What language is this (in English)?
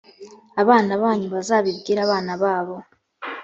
Kinyarwanda